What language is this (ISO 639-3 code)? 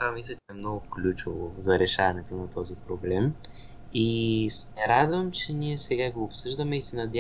bul